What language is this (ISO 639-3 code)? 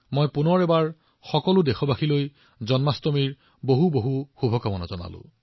asm